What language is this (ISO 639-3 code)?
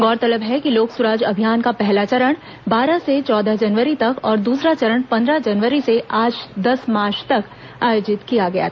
hin